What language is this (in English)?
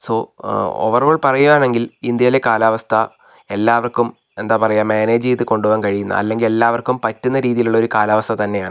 Malayalam